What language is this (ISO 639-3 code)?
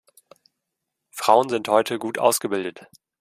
deu